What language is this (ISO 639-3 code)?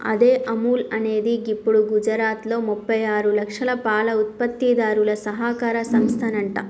tel